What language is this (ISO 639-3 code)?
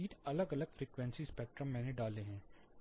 hin